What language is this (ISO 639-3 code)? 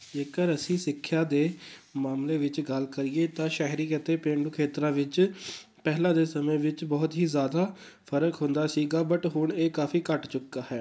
pan